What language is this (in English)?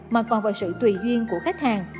Vietnamese